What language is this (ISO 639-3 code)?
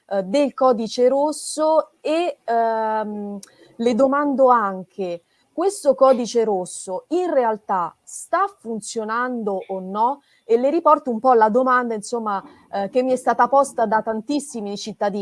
ita